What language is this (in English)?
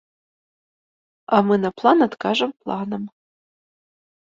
Belarusian